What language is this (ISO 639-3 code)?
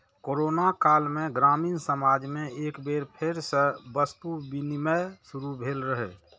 mai